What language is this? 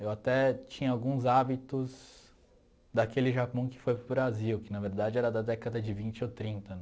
Portuguese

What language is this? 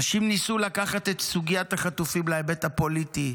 Hebrew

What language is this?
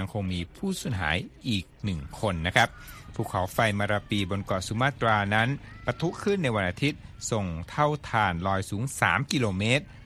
Thai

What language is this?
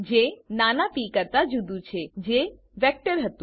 Gujarati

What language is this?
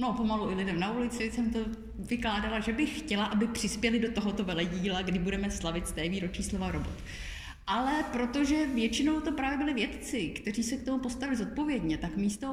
Czech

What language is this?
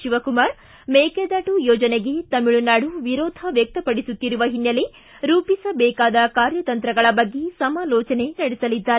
Kannada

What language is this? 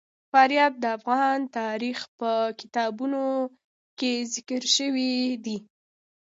Pashto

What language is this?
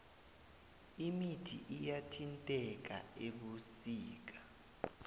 South Ndebele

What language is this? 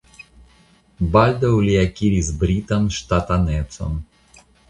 Esperanto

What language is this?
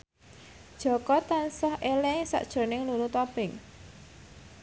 Javanese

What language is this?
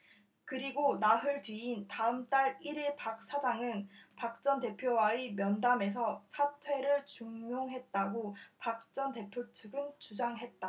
Korean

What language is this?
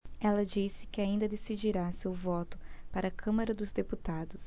Portuguese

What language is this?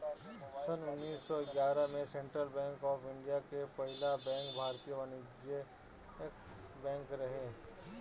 Bhojpuri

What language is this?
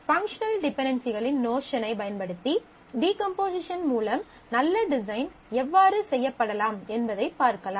Tamil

